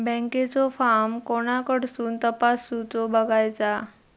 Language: Marathi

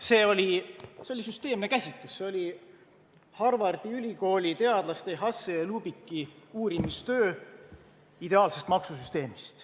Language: Estonian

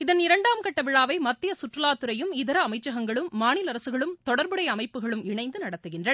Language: Tamil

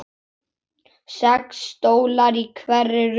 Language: Icelandic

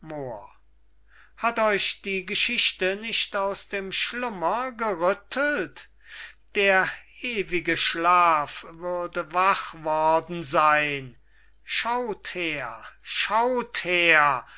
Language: German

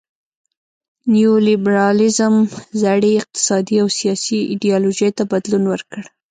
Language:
Pashto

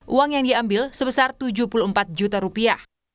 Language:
Indonesian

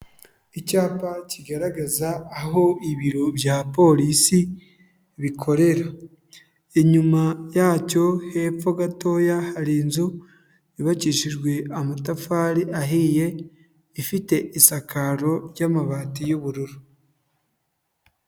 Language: Kinyarwanda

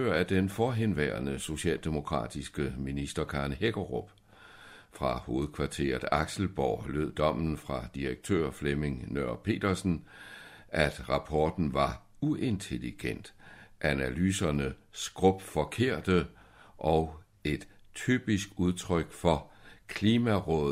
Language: Danish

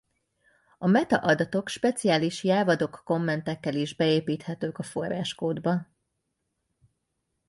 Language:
Hungarian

